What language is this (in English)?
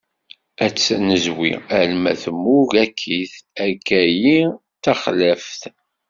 Kabyle